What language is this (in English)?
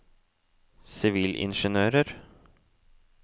Norwegian